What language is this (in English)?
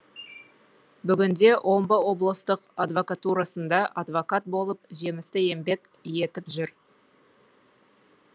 Kazakh